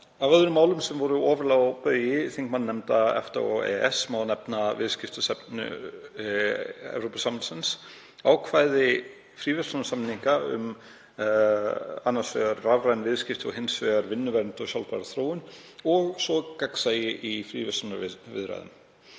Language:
Icelandic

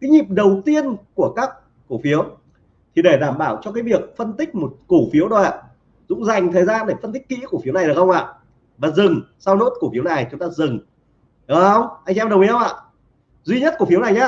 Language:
Vietnamese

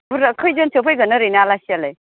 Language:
Bodo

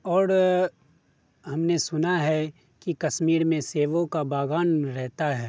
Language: Urdu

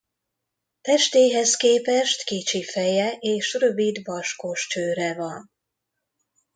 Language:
Hungarian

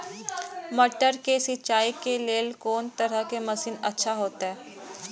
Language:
Maithili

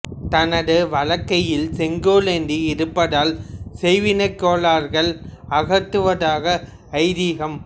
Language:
Tamil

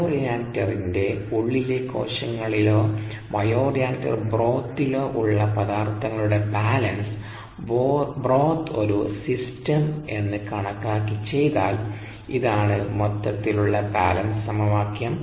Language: Malayalam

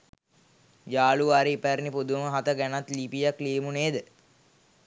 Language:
Sinhala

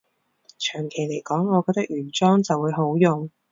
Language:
Cantonese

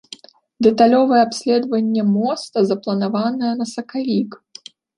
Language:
Belarusian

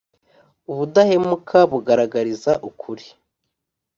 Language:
Kinyarwanda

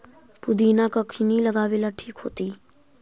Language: Magahi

